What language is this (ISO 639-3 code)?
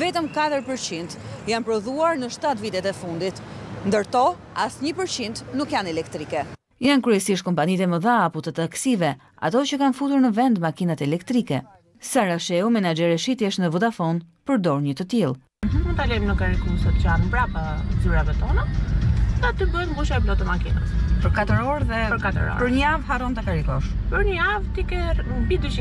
ron